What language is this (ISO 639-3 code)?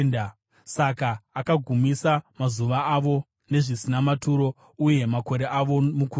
sna